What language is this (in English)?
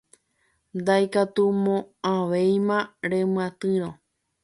Guarani